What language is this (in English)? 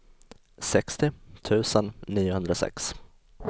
Swedish